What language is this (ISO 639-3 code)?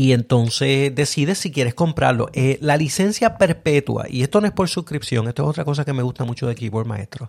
spa